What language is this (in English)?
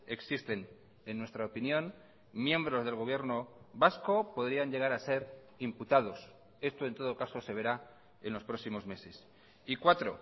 Spanish